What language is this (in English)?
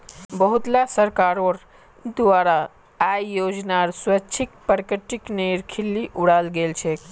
Magahi